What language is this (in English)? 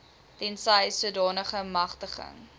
Afrikaans